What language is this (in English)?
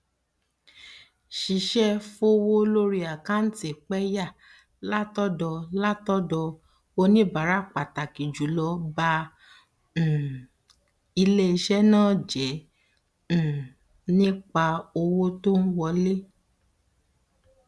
Yoruba